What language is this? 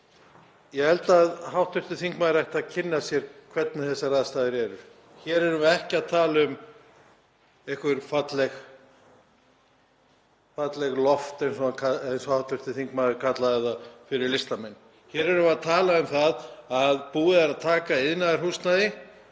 Icelandic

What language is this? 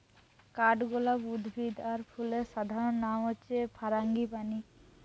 Bangla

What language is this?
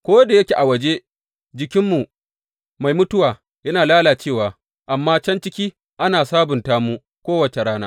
Hausa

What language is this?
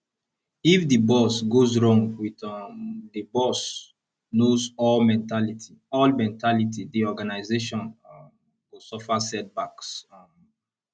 Nigerian Pidgin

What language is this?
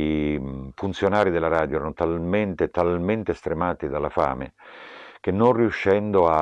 Italian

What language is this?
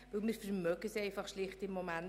Swiss German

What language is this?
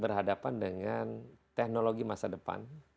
Indonesian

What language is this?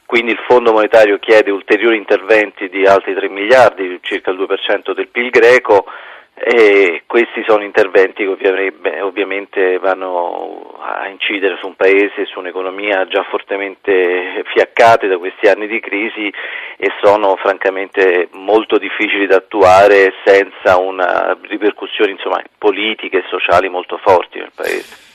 Italian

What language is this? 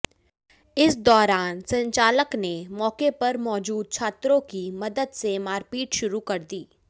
Hindi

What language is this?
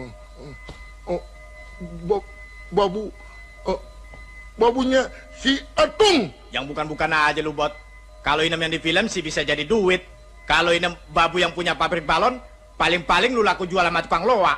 Indonesian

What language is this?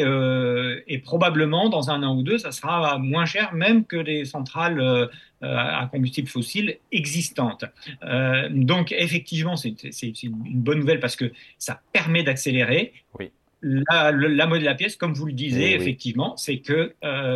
French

